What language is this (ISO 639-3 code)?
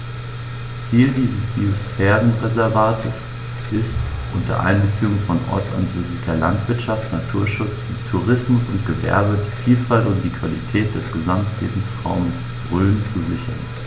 deu